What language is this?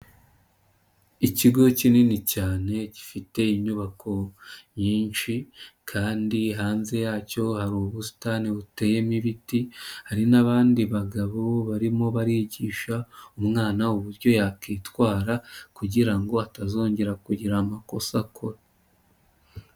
Kinyarwanda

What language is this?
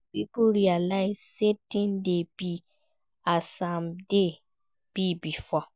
Nigerian Pidgin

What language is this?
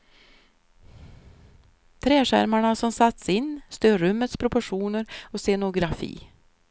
Swedish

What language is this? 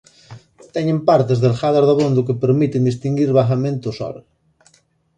Galician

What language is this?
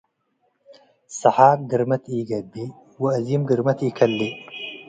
Tigre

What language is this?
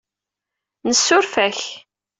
Kabyle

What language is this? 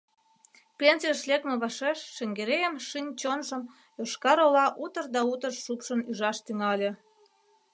Mari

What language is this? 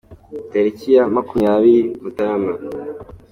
Kinyarwanda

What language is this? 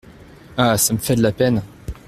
French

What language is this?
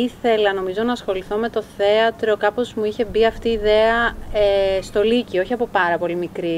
Greek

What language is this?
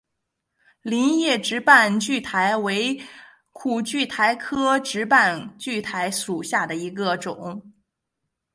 Chinese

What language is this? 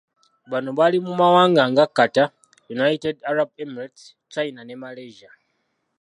Ganda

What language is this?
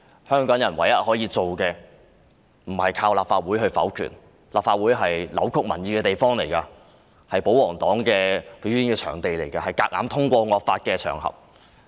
Cantonese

